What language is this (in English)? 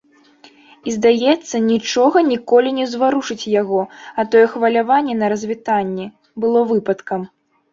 Belarusian